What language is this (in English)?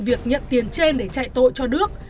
Vietnamese